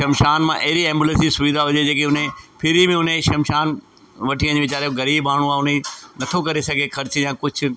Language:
Sindhi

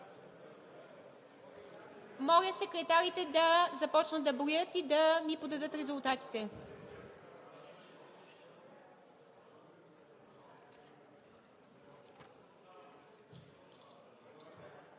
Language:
Bulgarian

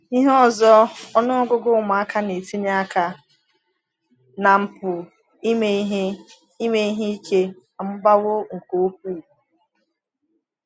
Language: Igbo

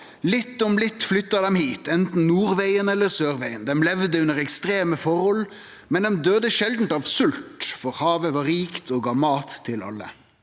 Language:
Norwegian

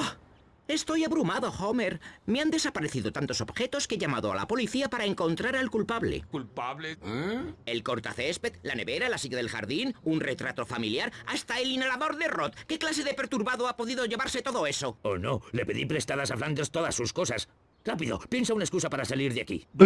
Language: Spanish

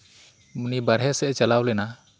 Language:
Santali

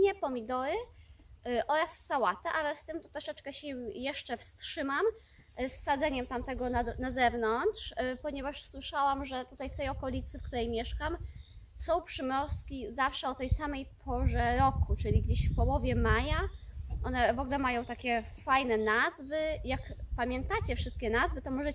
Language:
Polish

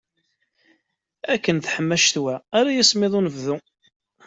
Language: Kabyle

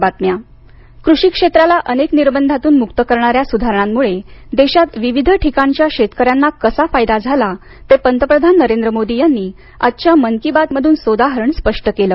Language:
Marathi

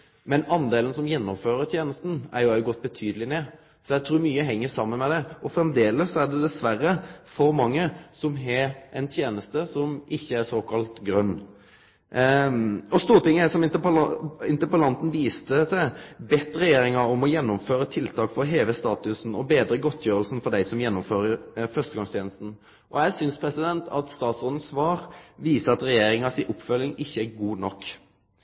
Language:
Norwegian Nynorsk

